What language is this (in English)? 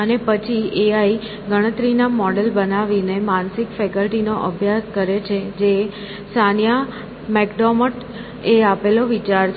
Gujarati